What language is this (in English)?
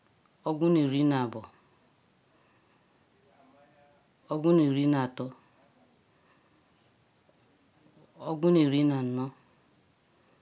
Ikwere